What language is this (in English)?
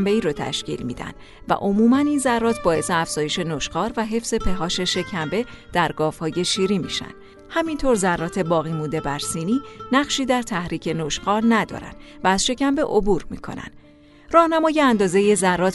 Persian